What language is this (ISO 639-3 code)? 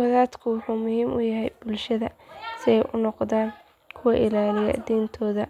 som